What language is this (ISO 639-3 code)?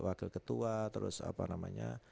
ind